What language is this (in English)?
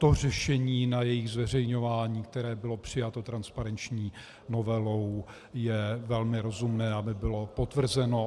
Czech